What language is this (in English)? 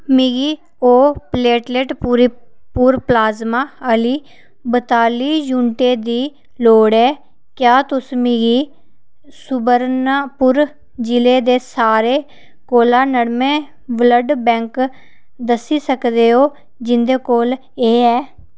Dogri